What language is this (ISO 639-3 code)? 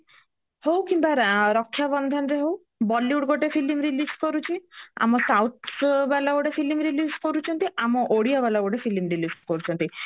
ori